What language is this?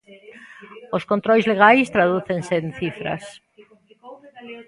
Galician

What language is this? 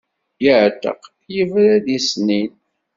Kabyle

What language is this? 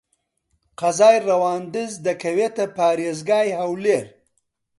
Central Kurdish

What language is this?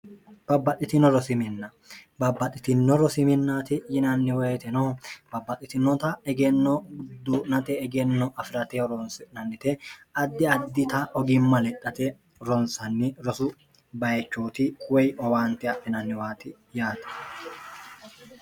Sidamo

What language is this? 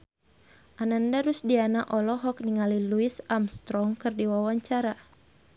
Sundanese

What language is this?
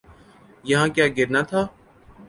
Urdu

